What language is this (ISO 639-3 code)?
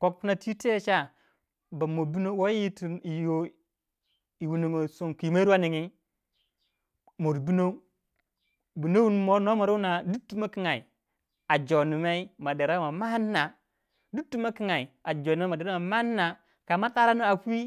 wja